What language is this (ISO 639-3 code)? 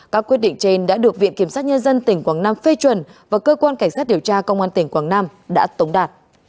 vie